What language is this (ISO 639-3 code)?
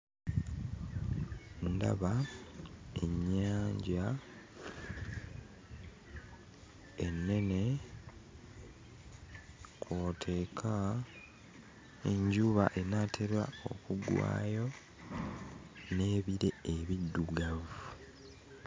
lug